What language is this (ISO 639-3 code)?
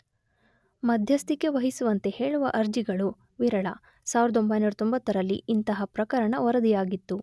kan